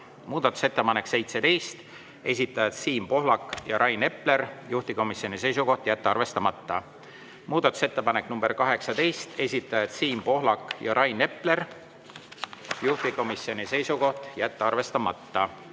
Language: Estonian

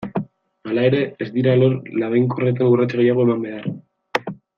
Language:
Basque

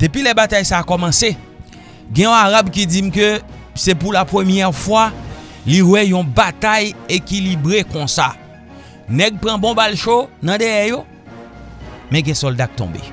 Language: French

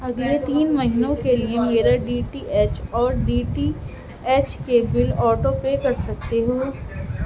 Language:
Urdu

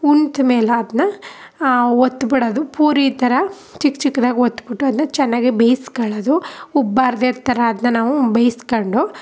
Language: Kannada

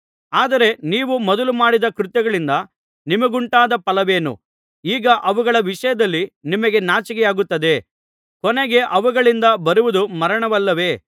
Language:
Kannada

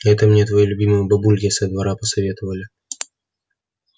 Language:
Russian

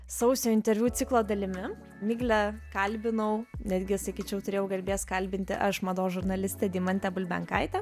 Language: Lithuanian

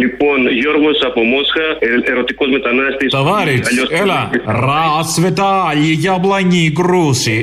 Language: Greek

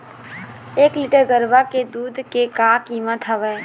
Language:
Chhattisgarhi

